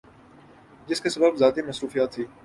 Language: Urdu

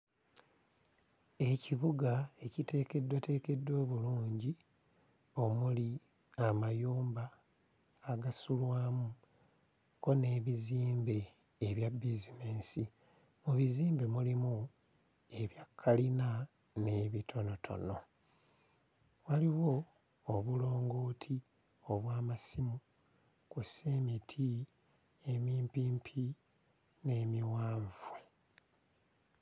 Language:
Ganda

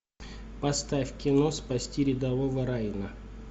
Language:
Russian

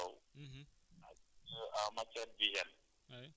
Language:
Wolof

